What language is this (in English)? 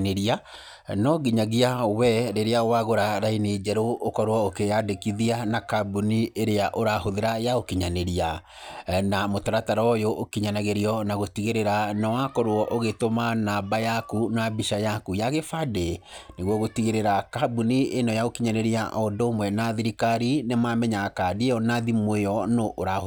Kikuyu